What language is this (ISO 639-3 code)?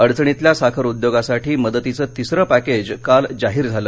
mar